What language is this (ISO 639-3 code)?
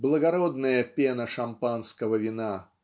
rus